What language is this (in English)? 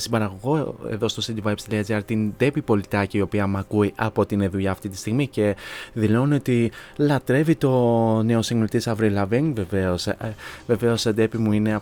Greek